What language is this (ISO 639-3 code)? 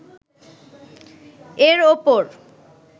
ben